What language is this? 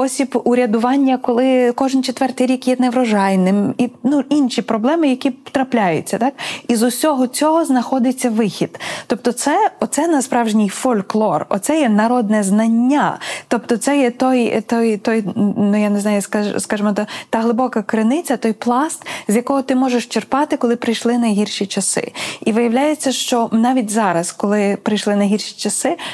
Ukrainian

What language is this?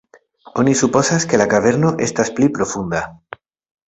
Esperanto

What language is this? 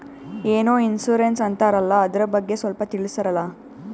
Kannada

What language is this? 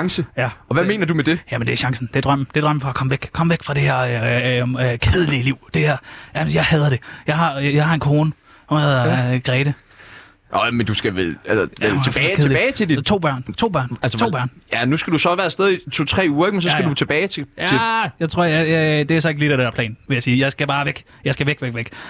Danish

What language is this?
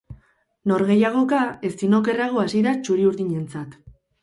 Basque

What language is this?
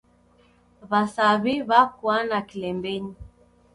Taita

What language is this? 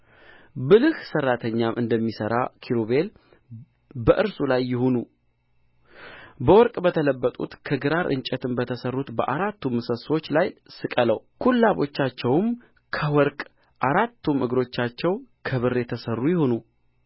Amharic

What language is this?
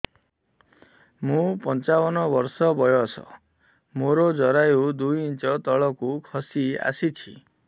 Odia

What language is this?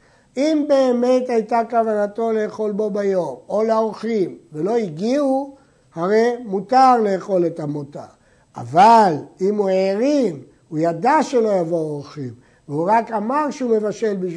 Hebrew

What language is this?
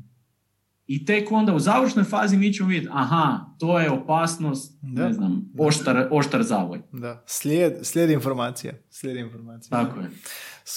Croatian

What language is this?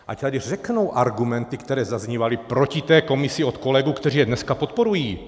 Czech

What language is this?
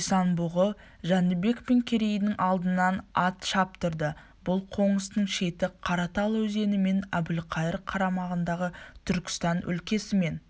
Kazakh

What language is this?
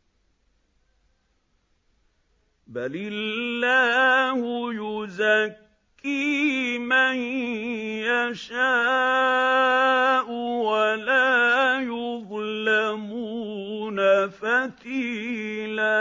Arabic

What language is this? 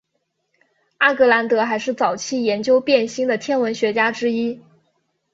Chinese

